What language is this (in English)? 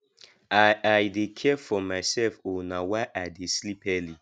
Nigerian Pidgin